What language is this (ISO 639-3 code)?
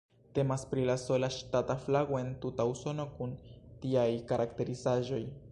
epo